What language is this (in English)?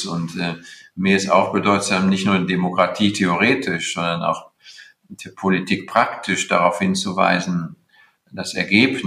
German